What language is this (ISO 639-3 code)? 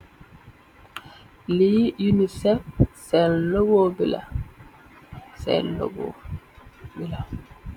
wol